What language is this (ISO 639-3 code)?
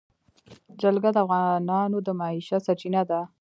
pus